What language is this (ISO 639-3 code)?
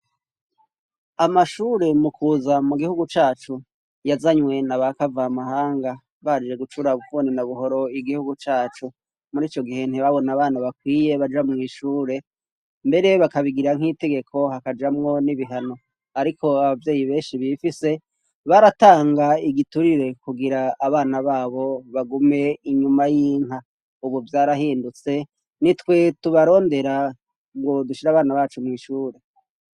run